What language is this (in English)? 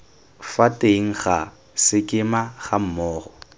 Tswana